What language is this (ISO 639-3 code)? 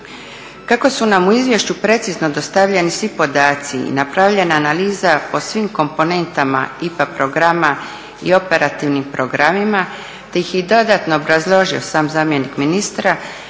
hrv